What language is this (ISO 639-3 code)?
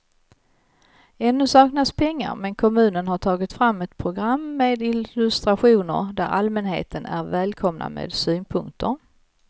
swe